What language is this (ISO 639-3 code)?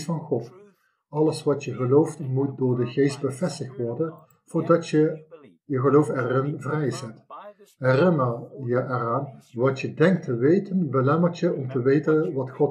nld